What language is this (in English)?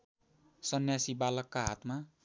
Nepali